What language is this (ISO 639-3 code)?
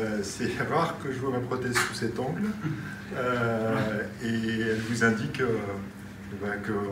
fra